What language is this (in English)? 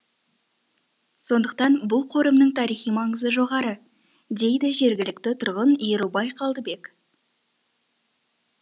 Kazakh